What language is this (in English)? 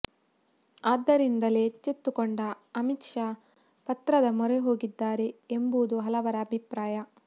Kannada